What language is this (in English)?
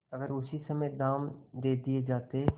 Hindi